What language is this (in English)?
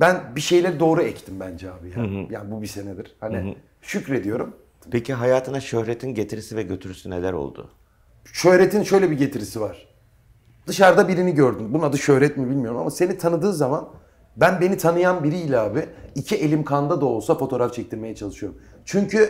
Turkish